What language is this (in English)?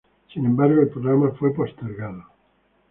Spanish